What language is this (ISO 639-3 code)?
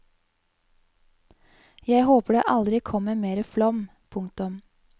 nor